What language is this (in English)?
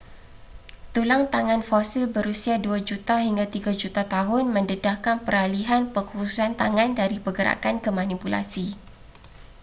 Malay